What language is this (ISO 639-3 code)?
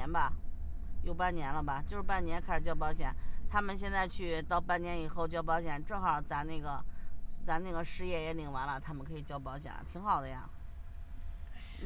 zho